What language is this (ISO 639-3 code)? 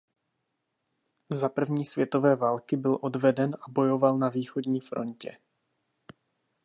ces